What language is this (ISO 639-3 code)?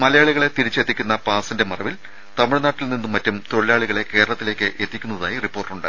mal